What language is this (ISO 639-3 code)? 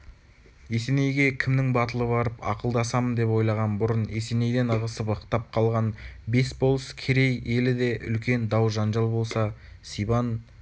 kaz